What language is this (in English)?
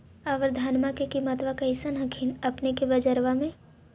Magahi